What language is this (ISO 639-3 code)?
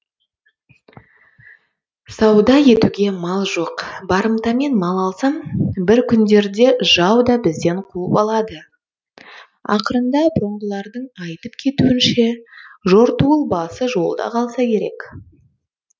kaz